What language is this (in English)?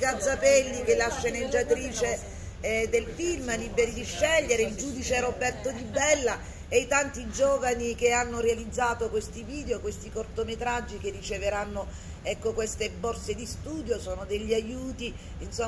Italian